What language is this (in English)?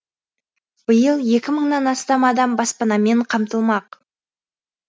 Kazakh